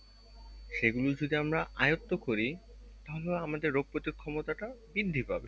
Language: Bangla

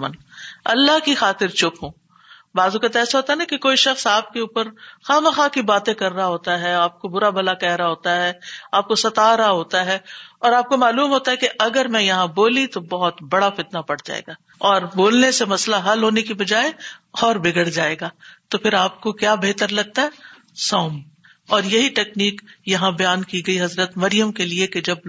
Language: Urdu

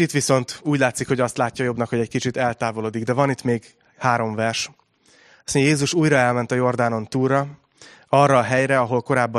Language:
Hungarian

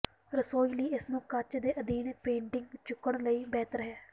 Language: Punjabi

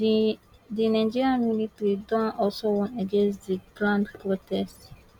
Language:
Nigerian Pidgin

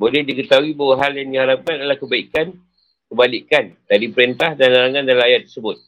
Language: Malay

